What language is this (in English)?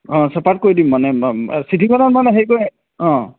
Assamese